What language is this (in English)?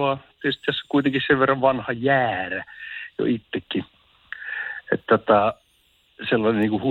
Finnish